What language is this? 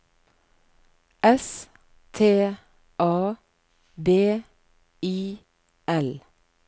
Norwegian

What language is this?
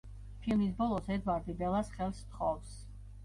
Georgian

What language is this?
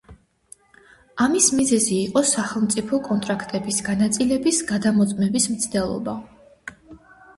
Georgian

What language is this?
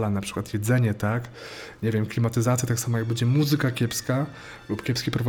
Polish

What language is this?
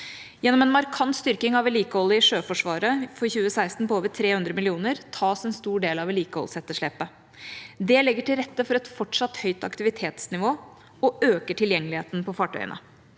Norwegian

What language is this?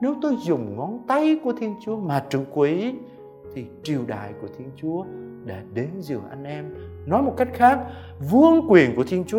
Vietnamese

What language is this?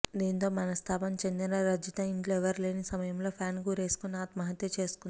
Telugu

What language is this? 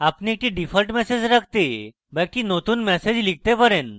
Bangla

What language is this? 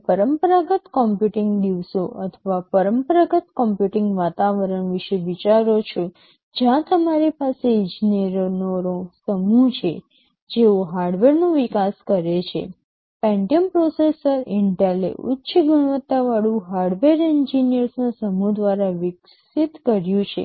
Gujarati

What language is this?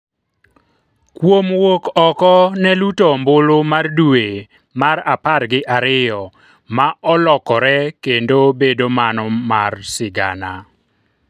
Luo (Kenya and Tanzania)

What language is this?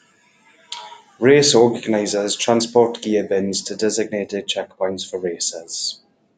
English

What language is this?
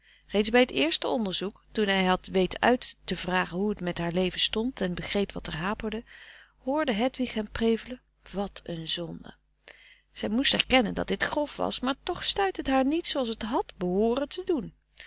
Dutch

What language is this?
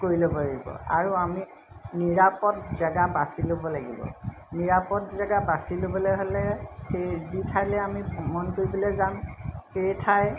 Assamese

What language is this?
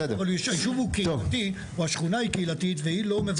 Hebrew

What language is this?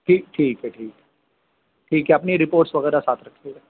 Urdu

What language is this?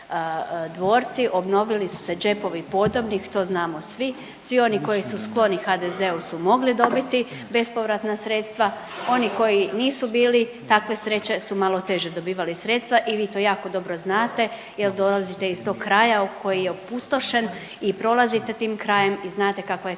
Croatian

